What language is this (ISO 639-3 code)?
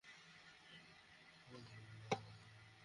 ben